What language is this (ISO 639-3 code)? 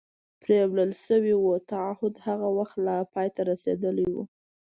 pus